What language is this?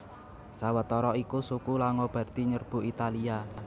Javanese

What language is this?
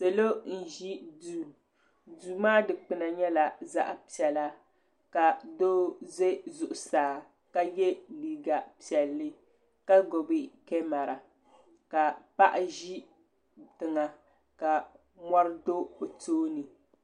Dagbani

